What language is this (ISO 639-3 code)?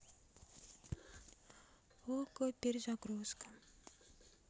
rus